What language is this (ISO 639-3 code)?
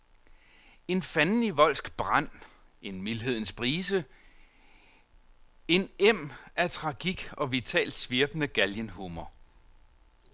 dan